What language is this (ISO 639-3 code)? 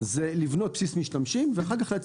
heb